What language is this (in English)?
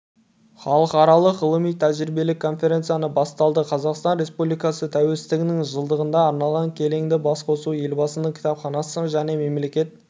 Kazakh